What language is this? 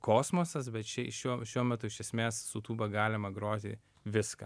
Lithuanian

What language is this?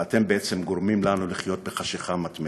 Hebrew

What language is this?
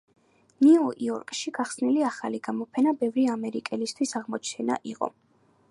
Georgian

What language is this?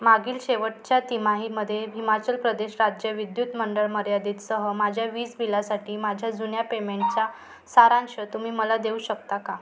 Marathi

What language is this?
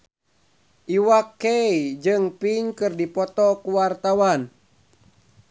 Sundanese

